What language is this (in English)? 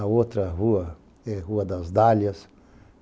Portuguese